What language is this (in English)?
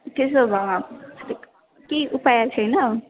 Nepali